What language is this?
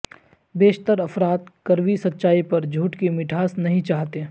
Urdu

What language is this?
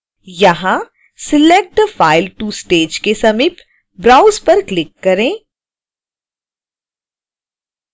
Hindi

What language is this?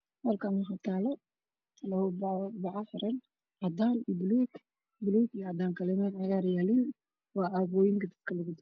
Somali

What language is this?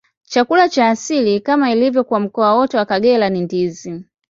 Swahili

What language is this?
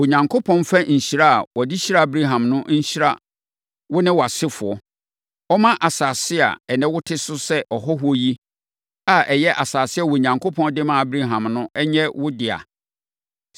Akan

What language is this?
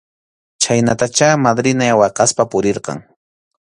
Arequipa-La Unión Quechua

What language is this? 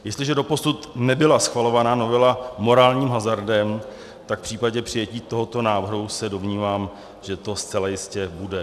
Czech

